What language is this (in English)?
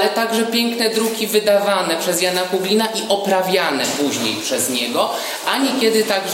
Polish